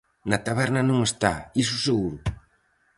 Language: Galician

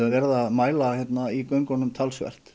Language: Icelandic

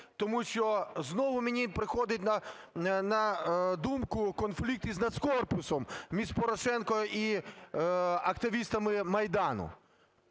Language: Ukrainian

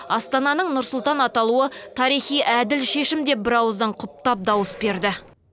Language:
Kazakh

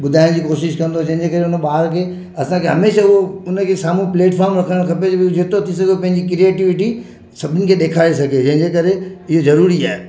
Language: Sindhi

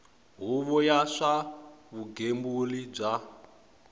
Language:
Tsonga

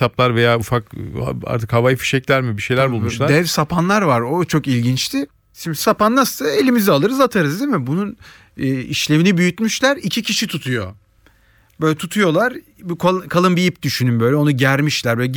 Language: Turkish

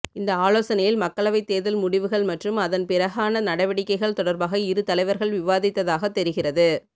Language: Tamil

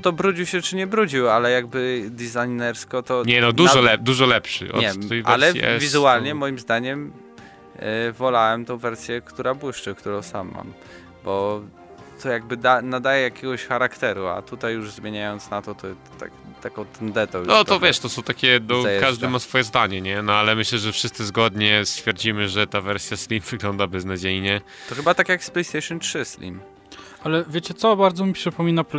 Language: Polish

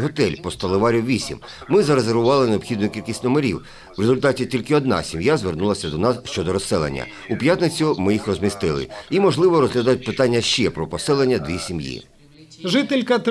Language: Ukrainian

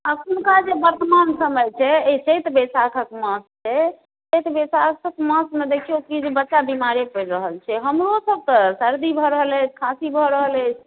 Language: Maithili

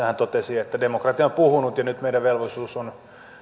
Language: Finnish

